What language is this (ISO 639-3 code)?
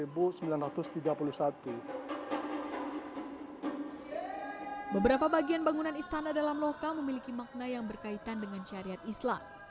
ind